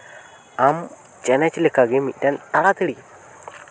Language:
Santali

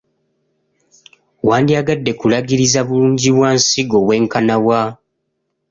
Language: Ganda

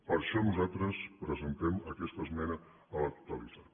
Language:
Catalan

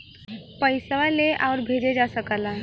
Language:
Bhojpuri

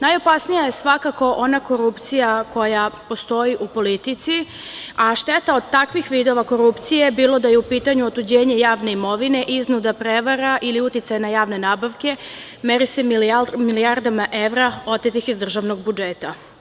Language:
Serbian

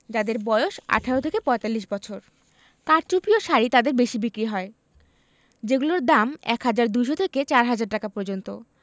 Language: Bangla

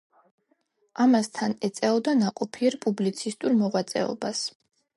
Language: Georgian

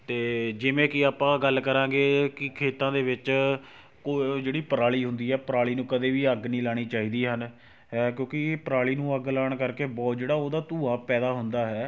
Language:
Punjabi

